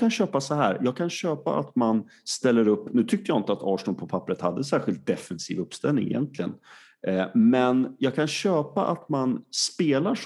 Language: Swedish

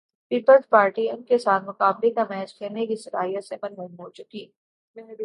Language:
Urdu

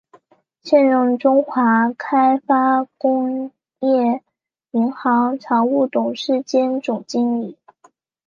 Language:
Chinese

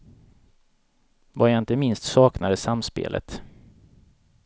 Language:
Swedish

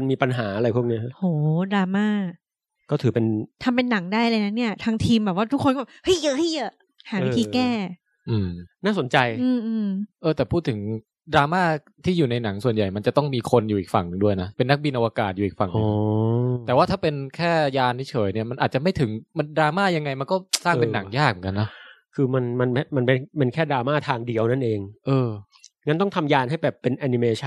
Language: Thai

